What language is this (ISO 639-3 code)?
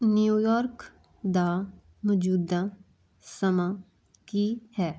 pan